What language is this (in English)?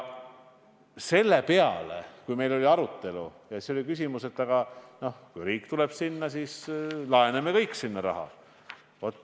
Estonian